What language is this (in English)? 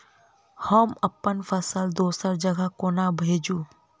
Maithili